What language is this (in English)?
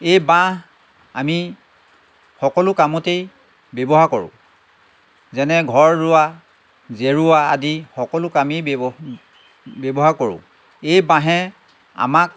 Assamese